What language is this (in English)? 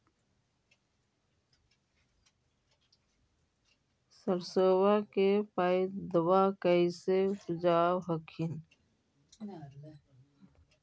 Magahi